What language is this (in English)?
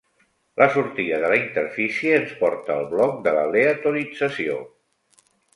Catalan